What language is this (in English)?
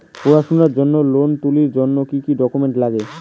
Bangla